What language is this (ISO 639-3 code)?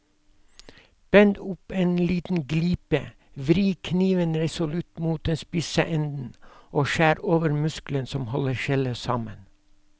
nor